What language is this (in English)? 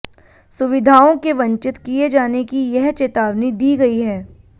Hindi